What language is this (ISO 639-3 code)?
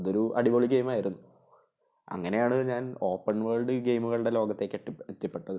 mal